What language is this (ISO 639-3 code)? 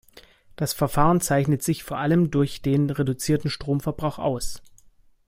deu